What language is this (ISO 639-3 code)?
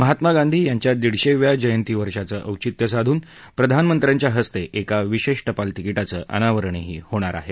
mar